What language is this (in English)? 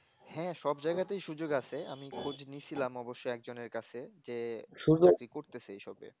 Bangla